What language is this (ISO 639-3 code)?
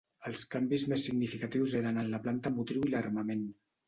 cat